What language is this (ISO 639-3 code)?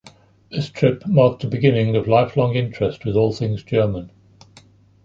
eng